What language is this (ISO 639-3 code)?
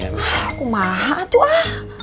ind